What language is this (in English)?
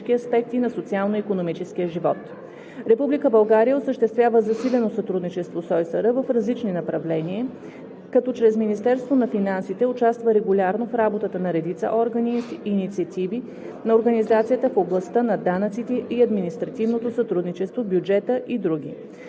Bulgarian